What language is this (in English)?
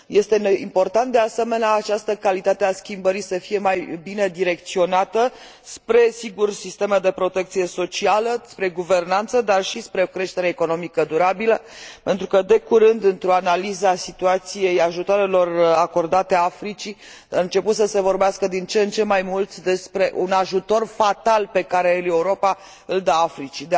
Romanian